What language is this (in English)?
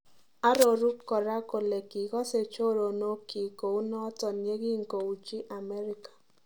Kalenjin